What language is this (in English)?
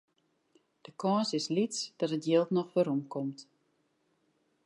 Western Frisian